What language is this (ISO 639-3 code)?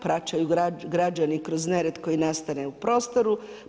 hrv